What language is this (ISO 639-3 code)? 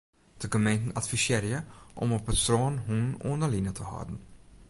fry